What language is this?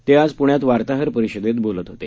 Marathi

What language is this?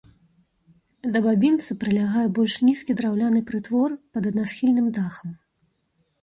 Belarusian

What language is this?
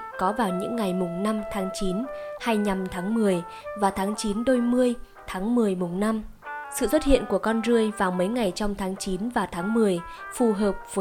Vietnamese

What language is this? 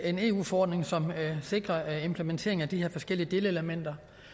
Danish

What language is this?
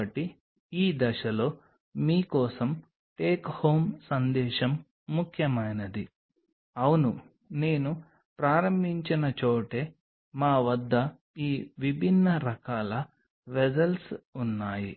Telugu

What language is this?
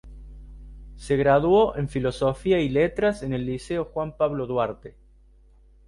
Spanish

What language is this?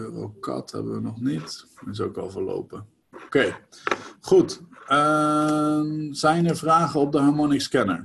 Dutch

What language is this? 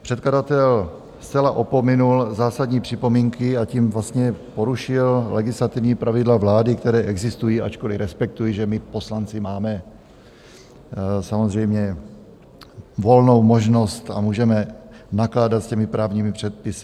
Czech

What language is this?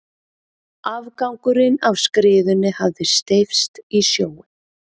Icelandic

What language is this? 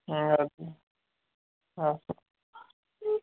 Kashmiri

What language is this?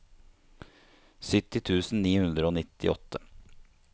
Norwegian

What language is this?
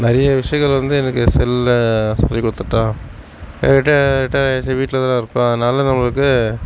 Tamil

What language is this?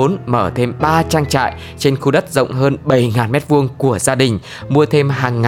Vietnamese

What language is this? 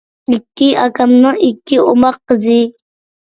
Uyghur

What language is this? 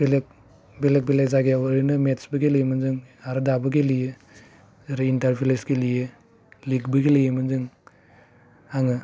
Bodo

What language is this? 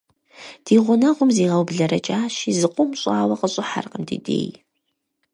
Kabardian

